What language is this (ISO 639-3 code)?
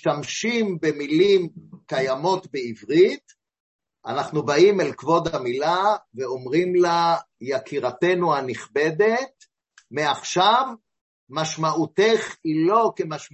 heb